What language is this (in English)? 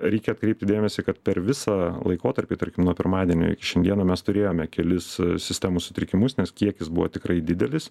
Lithuanian